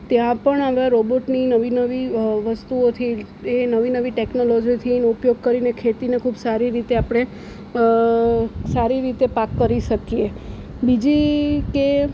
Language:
Gujarati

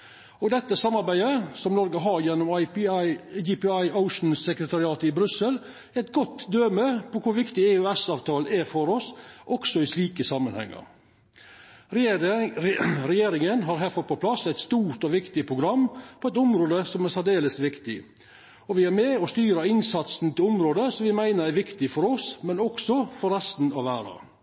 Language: Norwegian Nynorsk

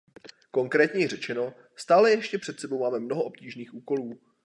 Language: Czech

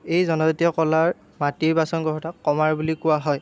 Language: Assamese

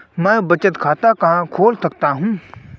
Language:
Hindi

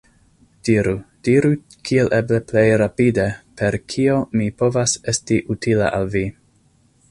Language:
Esperanto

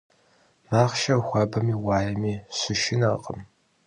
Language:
Kabardian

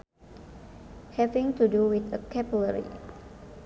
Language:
Sundanese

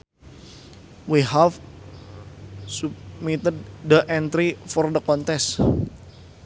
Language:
Sundanese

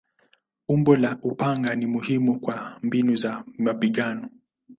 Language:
Swahili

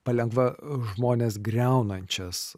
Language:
Lithuanian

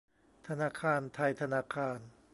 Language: Thai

